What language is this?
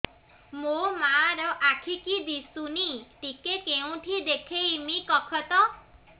Odia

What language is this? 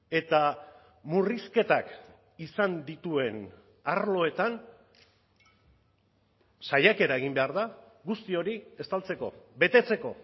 Basque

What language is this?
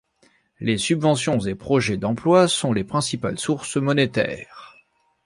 French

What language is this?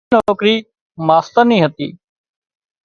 Wadiyara Koli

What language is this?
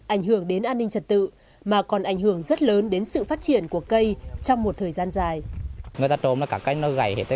Vietnamese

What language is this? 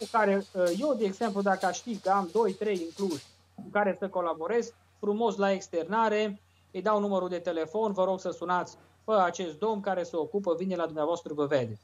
Romanian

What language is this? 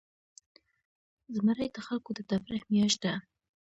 Pashto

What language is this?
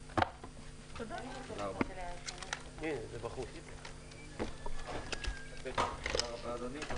Hebrew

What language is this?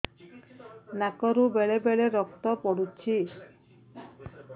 Odia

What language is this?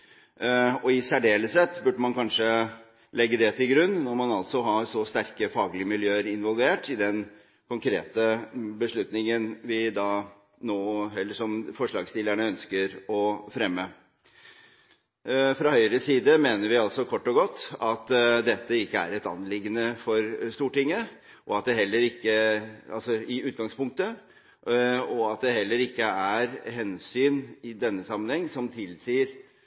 Norwegian Bokmål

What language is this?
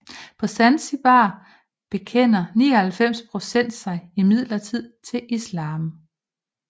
Danish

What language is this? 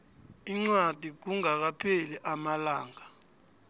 South Ndebele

